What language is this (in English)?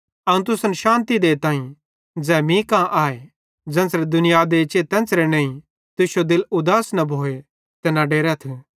Bhadrawahi